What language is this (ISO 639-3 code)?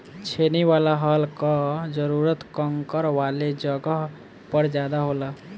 bho